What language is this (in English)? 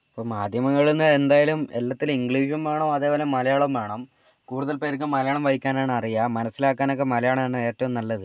Malayalam